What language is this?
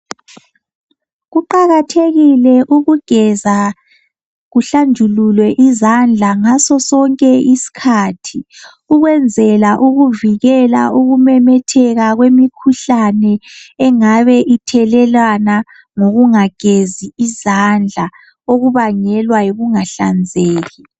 North Ndebele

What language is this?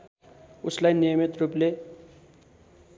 Nepali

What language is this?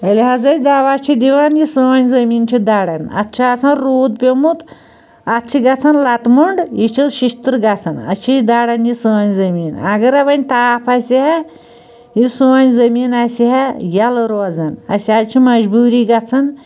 Kashmiri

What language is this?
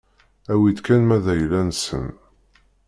Kabyle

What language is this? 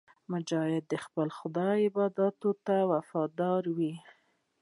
Pashto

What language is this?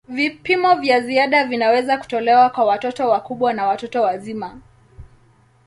Swahili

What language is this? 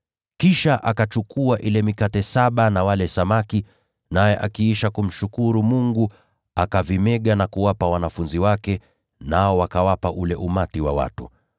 Swahili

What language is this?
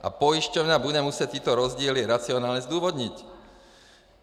Czech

